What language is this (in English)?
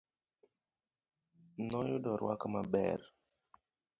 Luo (Kenya and Tanzania)